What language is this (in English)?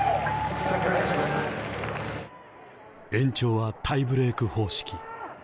Japanese